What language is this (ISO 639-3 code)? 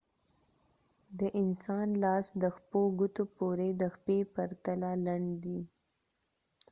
pus